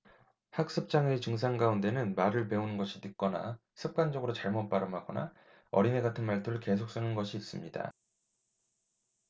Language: Korean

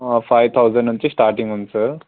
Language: Telugu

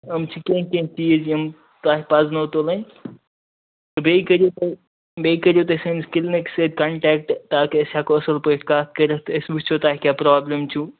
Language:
Kashmiri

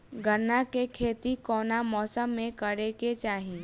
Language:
Bhojpuri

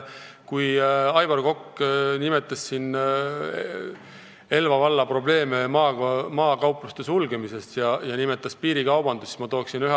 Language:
Estonian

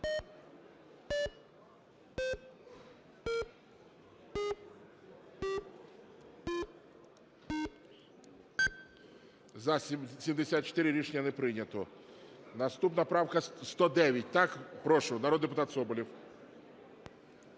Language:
Ukrainian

